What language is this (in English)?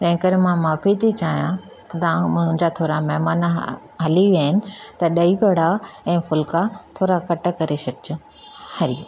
Sindhi